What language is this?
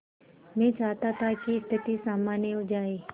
Hindi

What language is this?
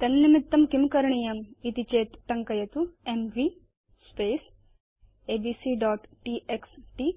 Sanskrit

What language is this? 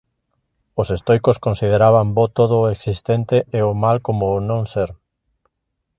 Galician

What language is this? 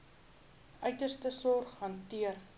Afrikaans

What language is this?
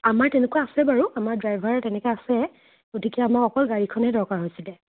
Assamese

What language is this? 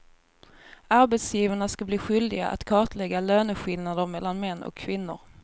Swedish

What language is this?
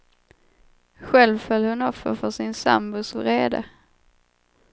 Swedish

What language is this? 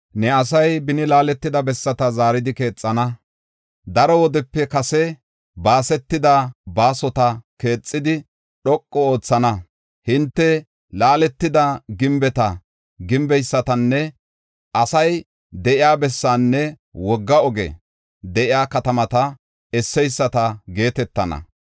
Gofa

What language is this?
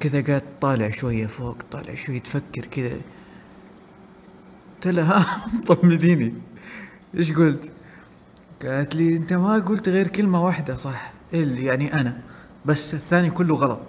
Arabic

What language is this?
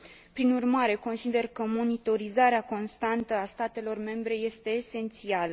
Romanian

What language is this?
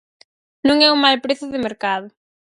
Galician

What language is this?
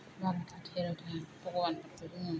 Bodo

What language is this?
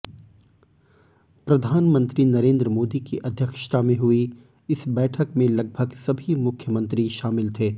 Hindi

